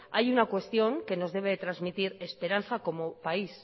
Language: Spanish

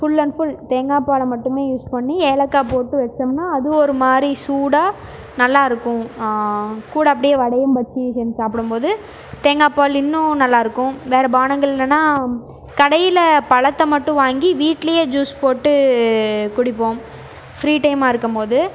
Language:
Tamil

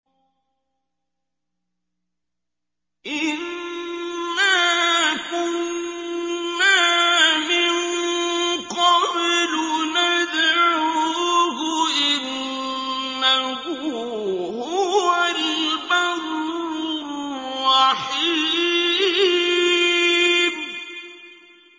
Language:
Arabic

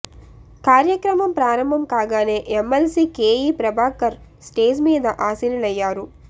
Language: Telugu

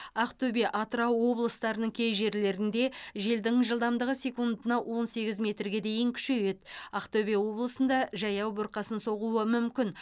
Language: Kazakh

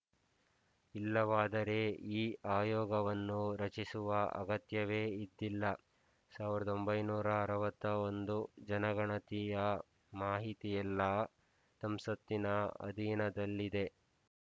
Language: Kannada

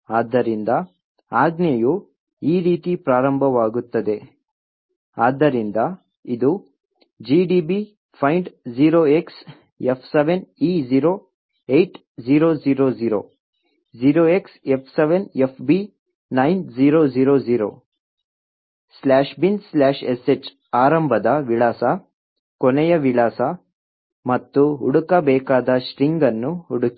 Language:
Kannada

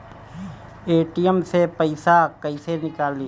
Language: Bhojpuri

